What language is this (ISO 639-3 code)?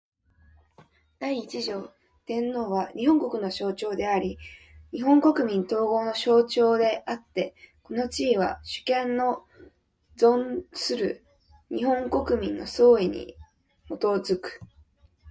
jpn